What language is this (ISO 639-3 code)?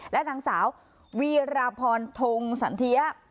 tha